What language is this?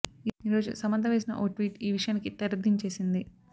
Telugu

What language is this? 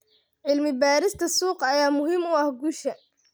Somali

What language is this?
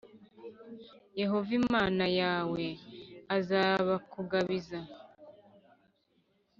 Kinyarwanda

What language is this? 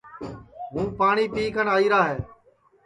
Sansi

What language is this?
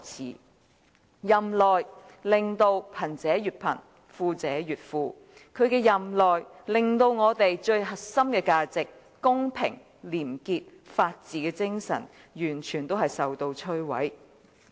Cantonese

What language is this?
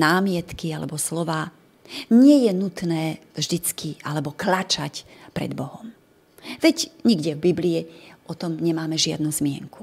Slovak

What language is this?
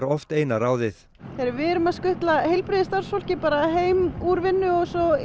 Icelandic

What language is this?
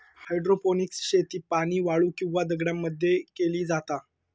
Marathi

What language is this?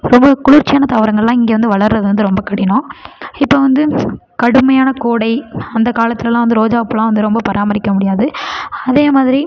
Tamil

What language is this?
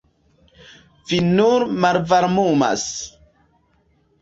Esperanto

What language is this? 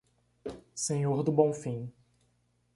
Portuguese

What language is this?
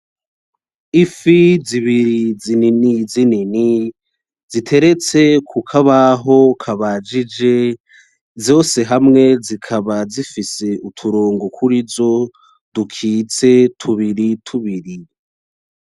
Rundi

